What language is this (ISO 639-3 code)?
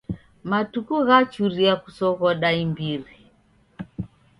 dav